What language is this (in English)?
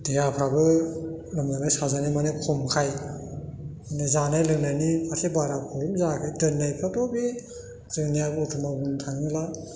Bodo